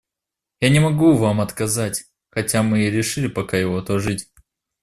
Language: Russian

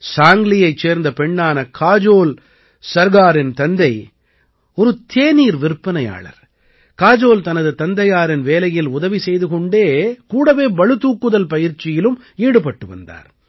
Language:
Tamil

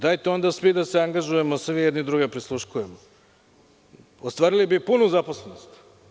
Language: Serbian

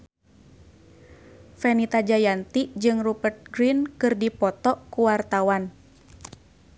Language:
Sundanese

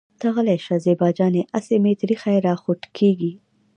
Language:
Pashto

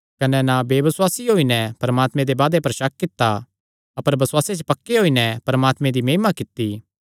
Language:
Kangri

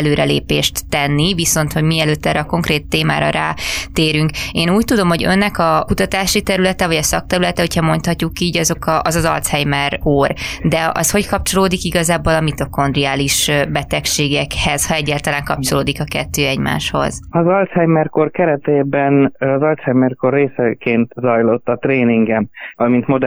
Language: Hungarian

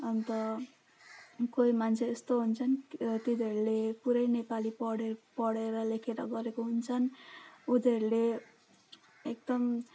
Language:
Nepali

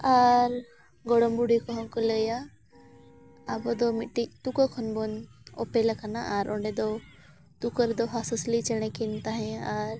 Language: Santali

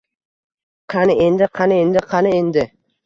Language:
Uzbek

